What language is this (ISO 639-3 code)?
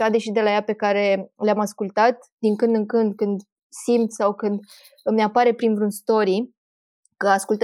ron